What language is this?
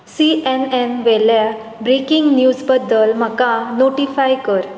Konkani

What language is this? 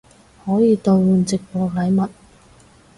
Cantonese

